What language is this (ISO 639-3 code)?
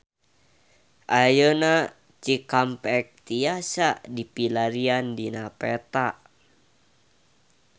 sun